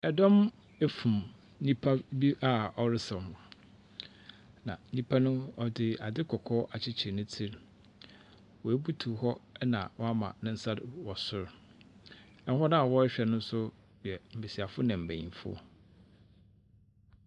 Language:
Akan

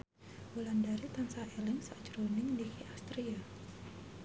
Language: Javanese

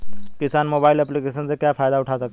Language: Hindi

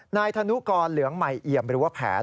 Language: Thai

